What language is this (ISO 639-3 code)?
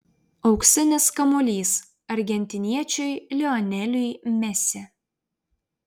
lit